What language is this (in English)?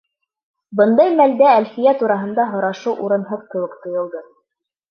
Bashkir